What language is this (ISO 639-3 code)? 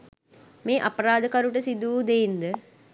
sin